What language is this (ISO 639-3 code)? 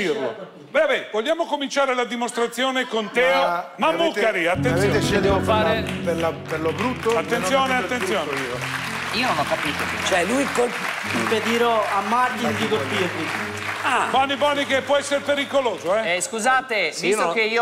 ita